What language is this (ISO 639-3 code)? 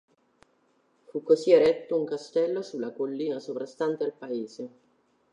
ita